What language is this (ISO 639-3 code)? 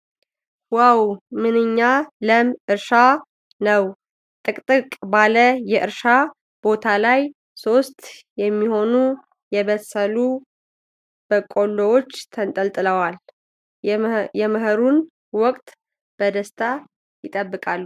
amh